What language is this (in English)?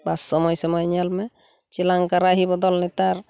Santali